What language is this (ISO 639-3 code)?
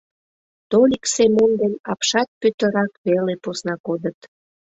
chm